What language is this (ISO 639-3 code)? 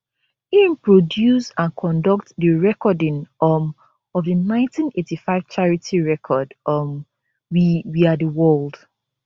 pcm